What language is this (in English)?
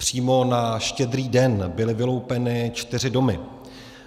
Czech